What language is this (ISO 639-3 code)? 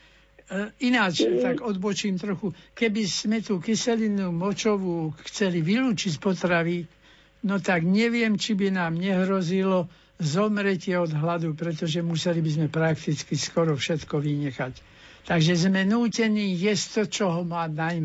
slk